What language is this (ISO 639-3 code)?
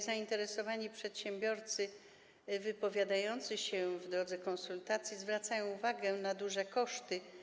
pol